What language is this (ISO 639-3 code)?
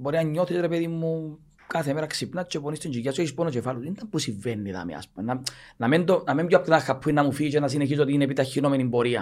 ell